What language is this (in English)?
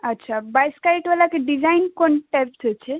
Maithili